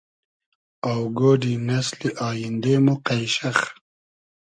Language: Hazaragi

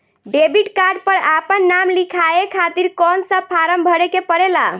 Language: Bhojpuri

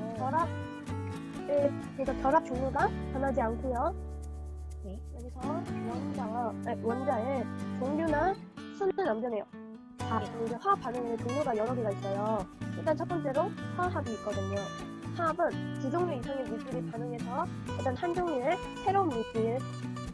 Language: Korean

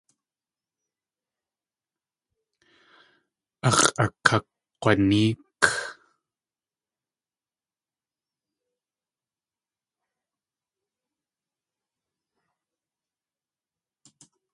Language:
Tlingit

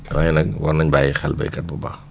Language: Wolof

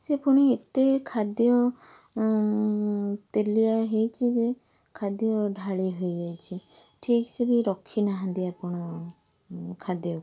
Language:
Odia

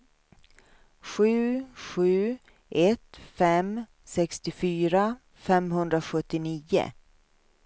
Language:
Swedish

